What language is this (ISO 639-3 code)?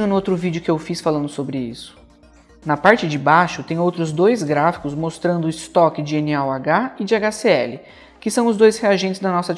por